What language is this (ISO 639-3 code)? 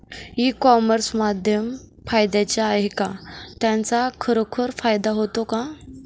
mar